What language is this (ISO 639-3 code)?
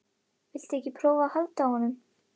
isl